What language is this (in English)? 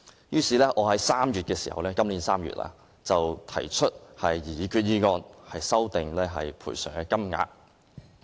Cantonese